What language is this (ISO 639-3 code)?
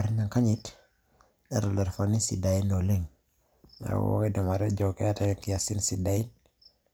mas